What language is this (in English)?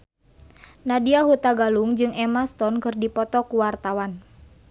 Sundanese